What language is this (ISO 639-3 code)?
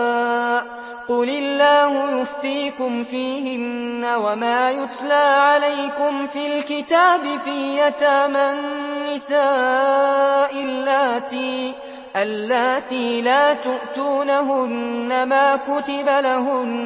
ara